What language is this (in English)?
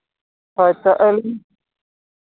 Santali